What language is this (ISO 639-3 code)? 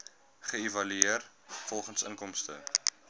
afr